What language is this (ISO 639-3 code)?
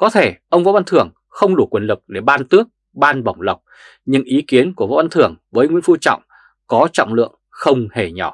vie